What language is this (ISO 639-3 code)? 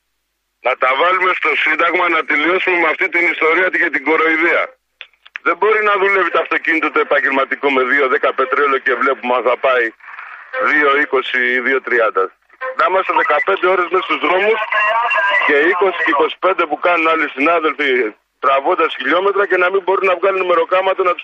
ell